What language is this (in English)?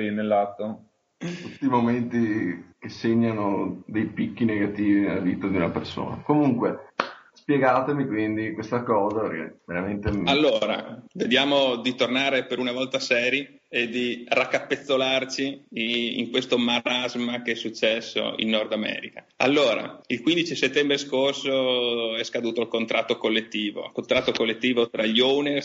Italian